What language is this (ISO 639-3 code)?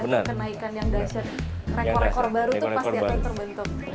ind